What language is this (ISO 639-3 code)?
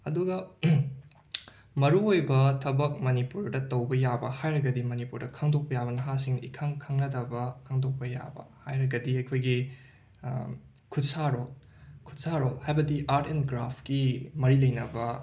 mni